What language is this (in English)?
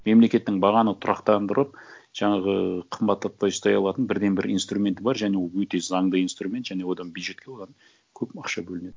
Kazakh